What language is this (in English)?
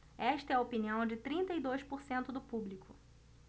Portuguese